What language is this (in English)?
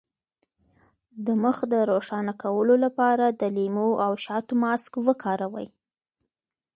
Pashto